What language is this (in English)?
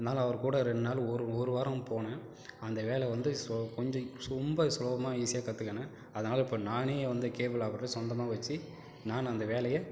Tamil